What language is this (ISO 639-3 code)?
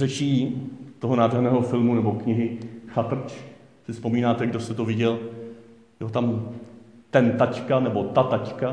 ces